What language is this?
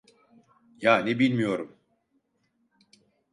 Turkish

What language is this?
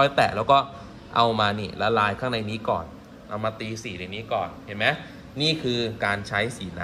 Thai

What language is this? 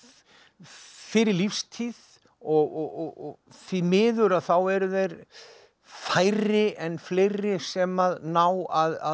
Icelandic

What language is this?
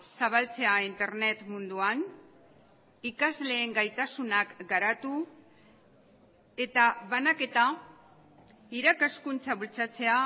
Basque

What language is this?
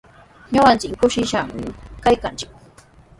Sihuas Ancash Quechua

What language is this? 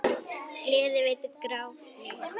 Icelandic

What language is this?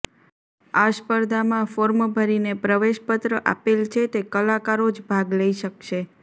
Gujarati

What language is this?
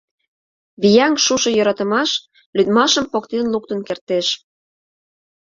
Mari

